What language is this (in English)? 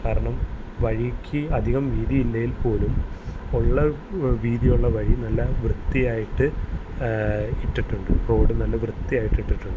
Malayalam